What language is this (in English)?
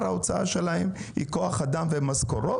Hebrew